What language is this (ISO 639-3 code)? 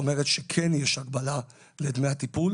heb